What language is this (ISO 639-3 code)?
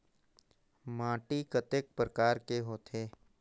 hne